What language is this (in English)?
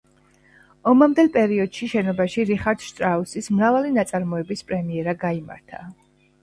Georgian